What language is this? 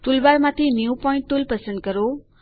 Gujarati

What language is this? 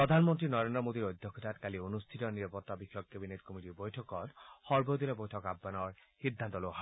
Assamese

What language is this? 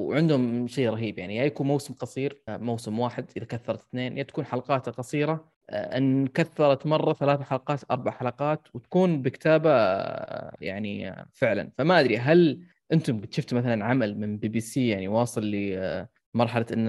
Arabic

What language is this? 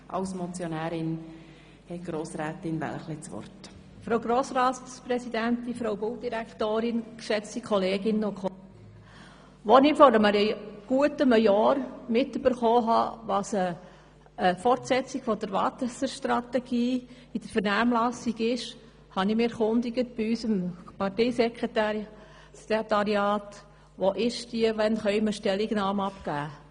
Swiss German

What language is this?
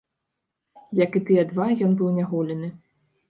Belarusian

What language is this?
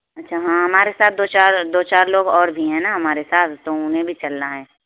Urdu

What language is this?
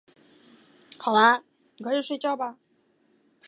Chinese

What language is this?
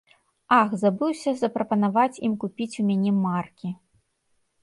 Belarusian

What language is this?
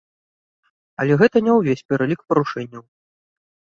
Belarusian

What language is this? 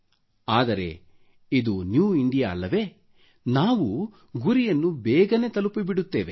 Kannada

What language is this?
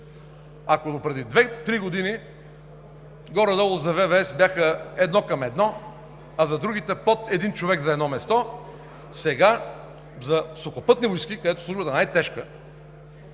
Bulgarian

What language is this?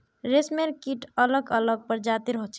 Magahi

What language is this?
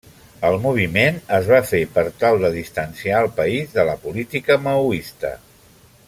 Catalan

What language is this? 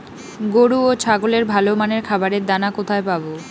Bangla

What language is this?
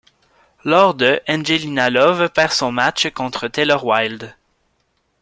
French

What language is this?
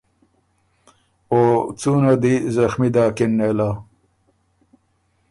Ormuri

